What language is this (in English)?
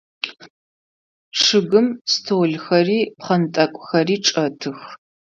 Adyghe